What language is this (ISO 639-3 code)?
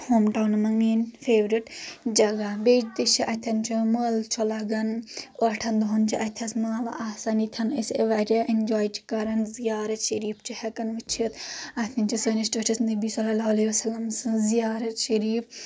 kas